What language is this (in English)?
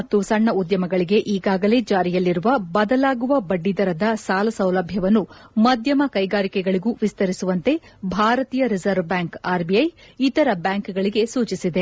Kannada